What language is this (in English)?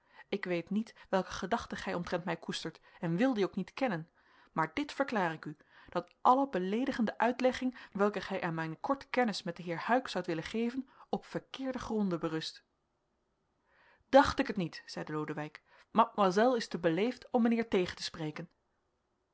Dutch